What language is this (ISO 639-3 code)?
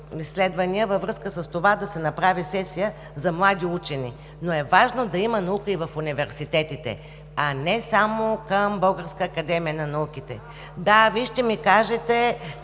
bul